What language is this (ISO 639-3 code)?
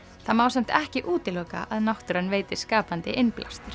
isl